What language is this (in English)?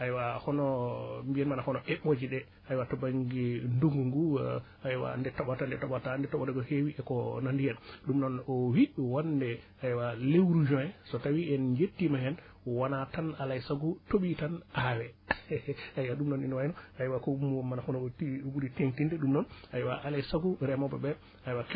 Wolof